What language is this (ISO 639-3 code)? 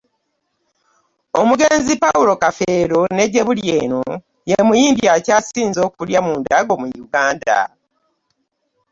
lug